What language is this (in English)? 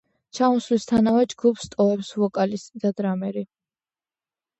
Georgian